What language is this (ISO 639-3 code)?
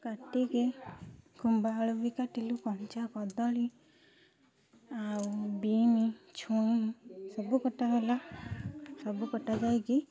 ori